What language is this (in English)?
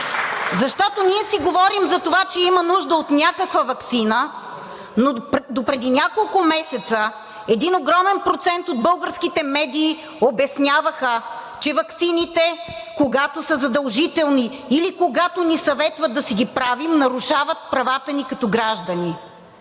Bulgarian